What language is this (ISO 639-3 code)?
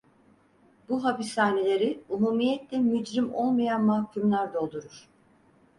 tur